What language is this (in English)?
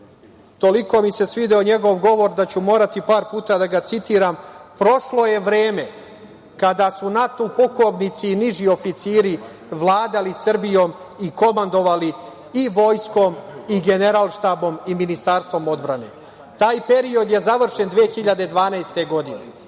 Serbian